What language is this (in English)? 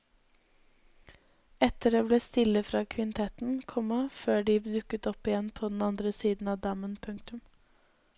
Norwegian